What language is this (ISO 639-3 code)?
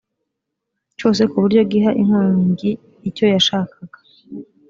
kin